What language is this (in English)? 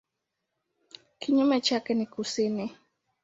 Swahili